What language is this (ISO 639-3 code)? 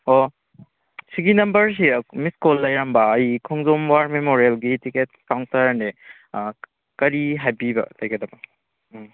mni